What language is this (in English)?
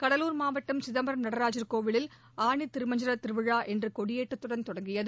Tamil